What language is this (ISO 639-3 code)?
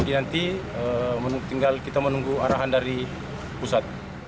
ind